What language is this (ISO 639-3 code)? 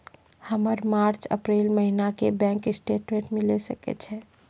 mai